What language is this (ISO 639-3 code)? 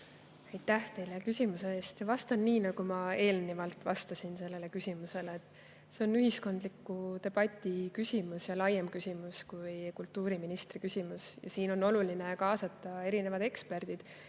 est